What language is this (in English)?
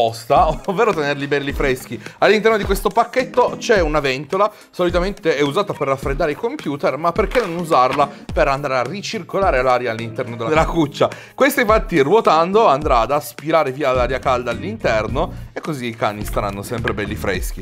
Italian